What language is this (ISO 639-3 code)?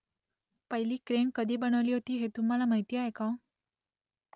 mar